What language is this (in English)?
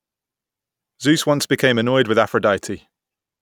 English